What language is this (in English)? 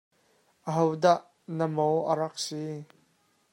Hakha Chin